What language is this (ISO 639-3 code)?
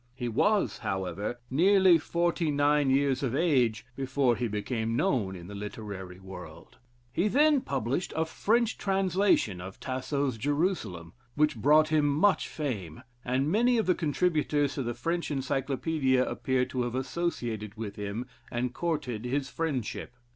eng